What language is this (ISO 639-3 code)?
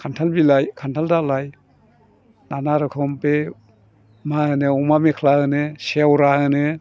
brx